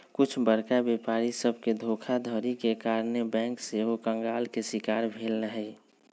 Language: Magahi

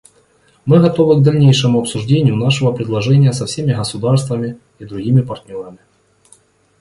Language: Russian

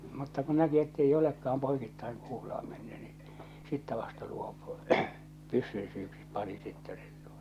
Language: Finnish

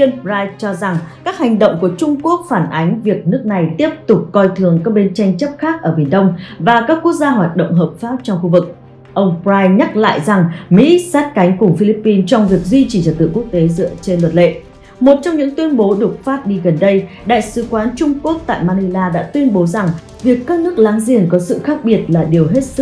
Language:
Vietnamese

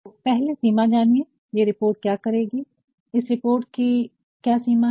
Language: Hindi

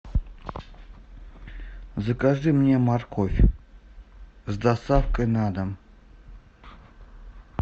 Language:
Russian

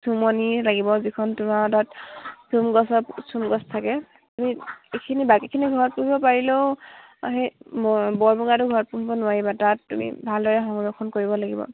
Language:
Assamese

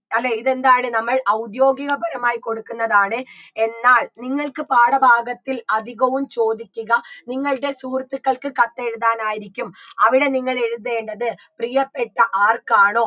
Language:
Malayalam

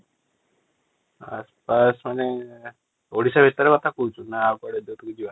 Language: Odia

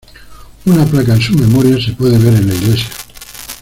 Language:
Spanish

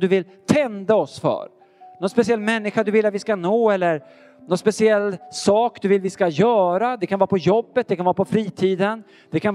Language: Swedish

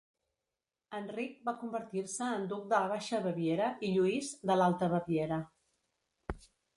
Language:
Catalan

